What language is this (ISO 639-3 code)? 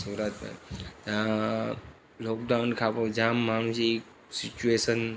snd